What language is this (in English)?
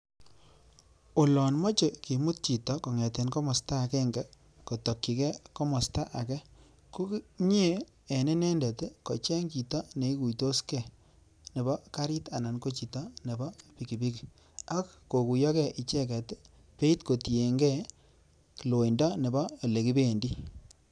Kalenjin